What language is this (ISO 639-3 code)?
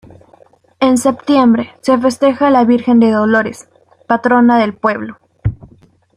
spa